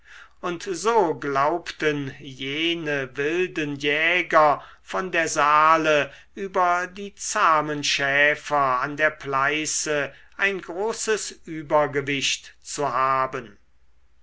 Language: German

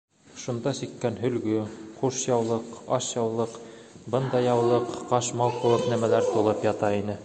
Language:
Bashkir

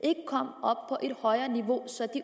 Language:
Danish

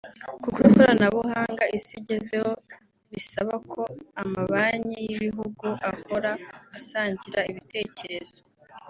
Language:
Kinyarwanda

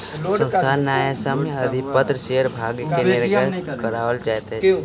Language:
Maithili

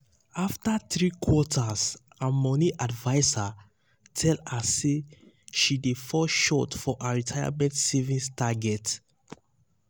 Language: Nigerian Pidgin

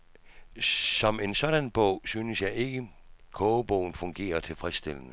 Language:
Danish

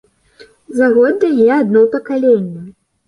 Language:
Belarusian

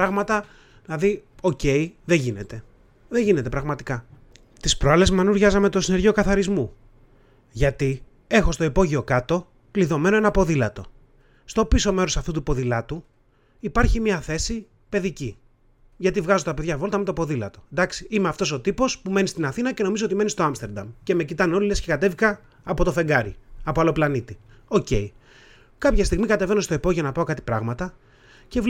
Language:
Greek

